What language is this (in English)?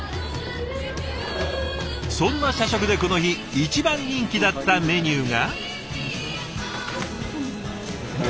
Japanese